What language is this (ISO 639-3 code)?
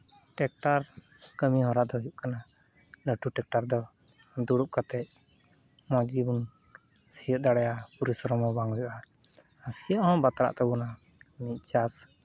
sat